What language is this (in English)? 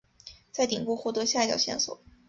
Chinese